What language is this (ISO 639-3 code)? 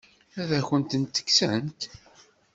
kab